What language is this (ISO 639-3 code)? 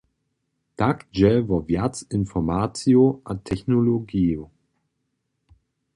hsb